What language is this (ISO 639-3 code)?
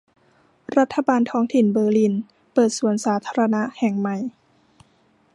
tha